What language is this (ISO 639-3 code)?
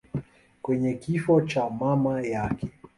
swa